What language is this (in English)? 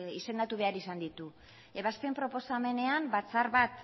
Basque